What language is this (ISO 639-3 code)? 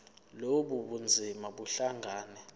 zul